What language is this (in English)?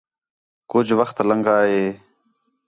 Khetrani